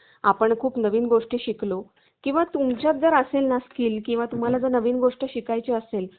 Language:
Marathi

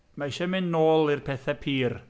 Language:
Welsh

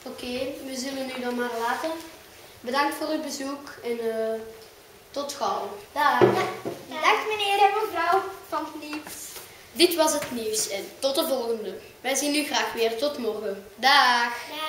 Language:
Dutch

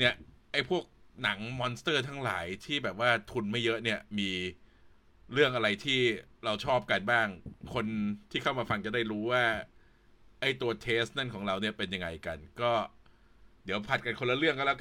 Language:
Thai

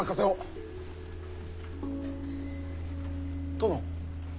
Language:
Japanese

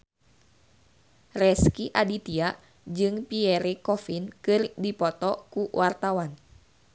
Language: Sundanese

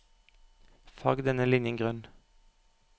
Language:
Norwegian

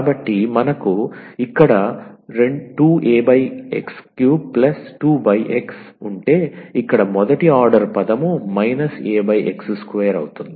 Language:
Telugu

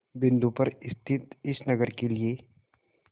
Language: Hindi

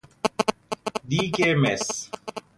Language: Persian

